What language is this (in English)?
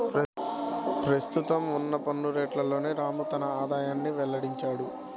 Telugu